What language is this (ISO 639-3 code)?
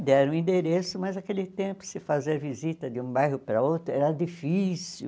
por